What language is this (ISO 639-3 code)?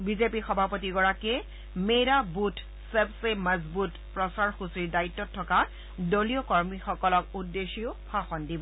asm